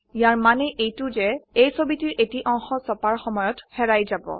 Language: Assamese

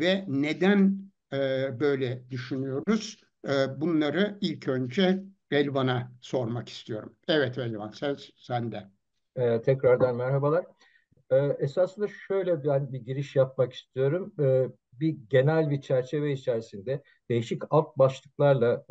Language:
Turkish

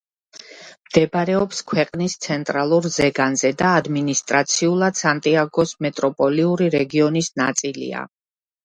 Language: Georgian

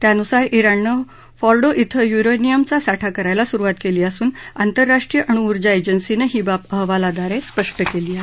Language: Marathi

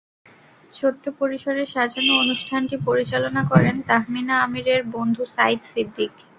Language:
Bangla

